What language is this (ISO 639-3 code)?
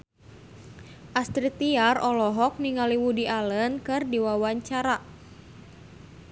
sun